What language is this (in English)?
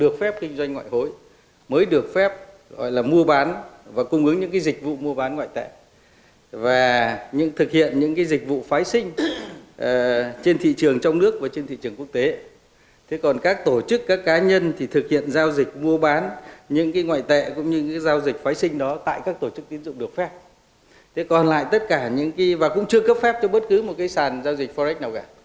Vietnamese